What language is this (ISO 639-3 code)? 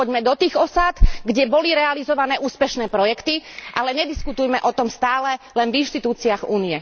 slk